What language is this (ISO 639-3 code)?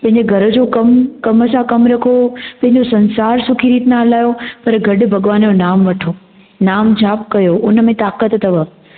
snd